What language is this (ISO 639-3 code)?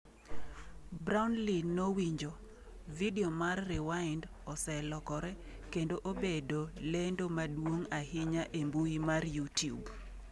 luo